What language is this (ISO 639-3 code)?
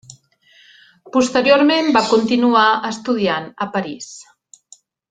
cat